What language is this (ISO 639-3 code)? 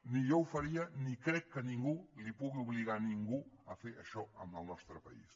cat